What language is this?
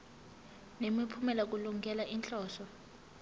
Zulu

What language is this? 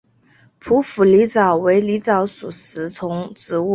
Chinese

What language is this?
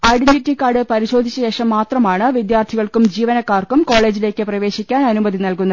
Malayalam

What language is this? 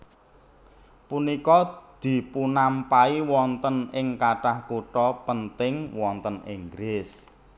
Javanese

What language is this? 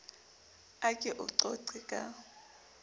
Southern Sotho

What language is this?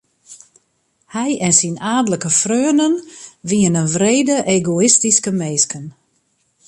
Western Frisian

